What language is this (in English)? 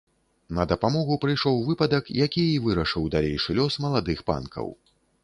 Belarusian